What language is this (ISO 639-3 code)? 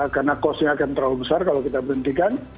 ind